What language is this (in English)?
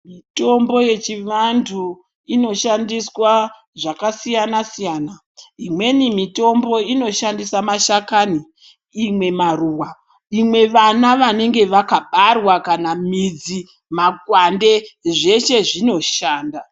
Ndau